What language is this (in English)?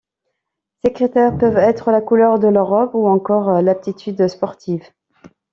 French